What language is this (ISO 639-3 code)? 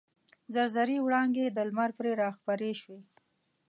pus